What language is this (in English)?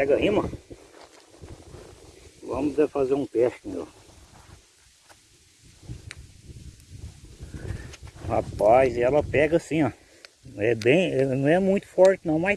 Portuguese